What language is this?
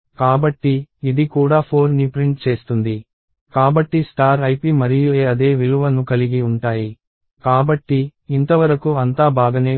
Telugu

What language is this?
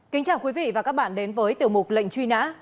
Vietnamese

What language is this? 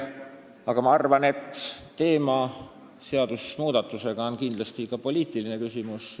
Estonian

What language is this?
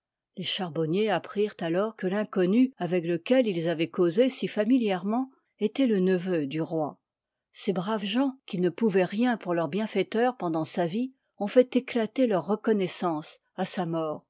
French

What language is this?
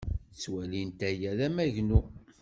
Kabyle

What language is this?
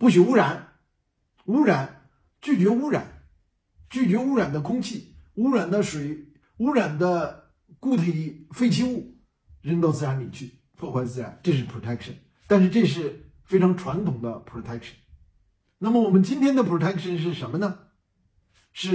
Chinese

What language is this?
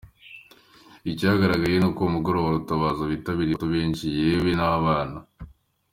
Kinyarwanda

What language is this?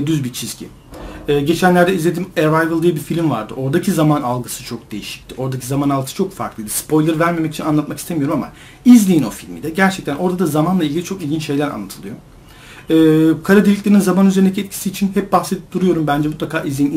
Turkish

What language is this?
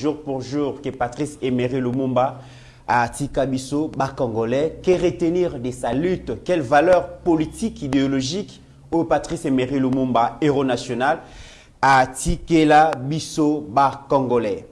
French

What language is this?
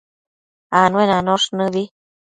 Matsés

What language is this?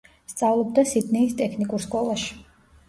Georgian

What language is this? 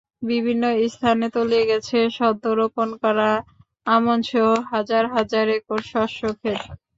Bangla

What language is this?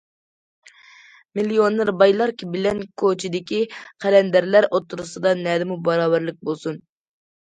Uyghur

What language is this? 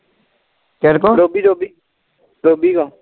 Punjabi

